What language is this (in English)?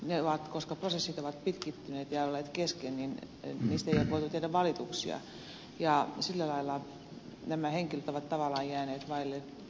Finnish